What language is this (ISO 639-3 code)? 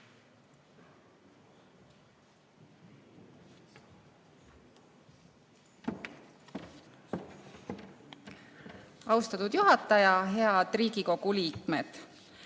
est